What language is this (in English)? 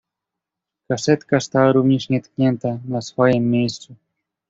Polish